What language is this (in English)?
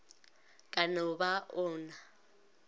Northern Sotho